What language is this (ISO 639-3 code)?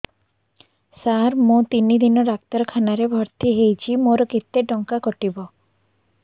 ori